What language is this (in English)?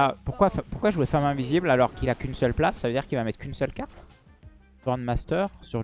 French